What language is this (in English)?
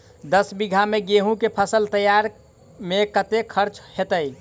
Maithili